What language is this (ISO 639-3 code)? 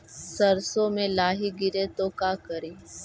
mag